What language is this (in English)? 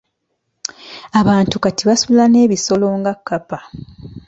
Ganda